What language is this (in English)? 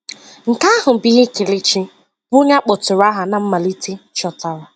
Igbo